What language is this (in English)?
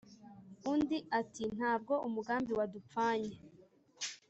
Kinyarwanda